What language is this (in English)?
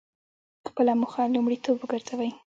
Pashto